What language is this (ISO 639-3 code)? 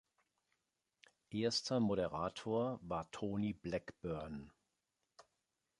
deu